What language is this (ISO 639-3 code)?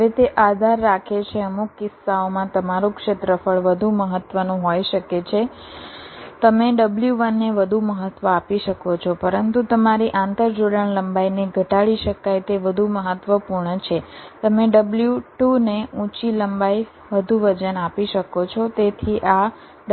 guj